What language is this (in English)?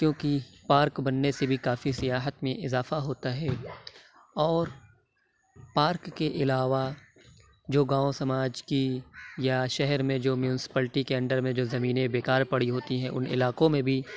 Urdu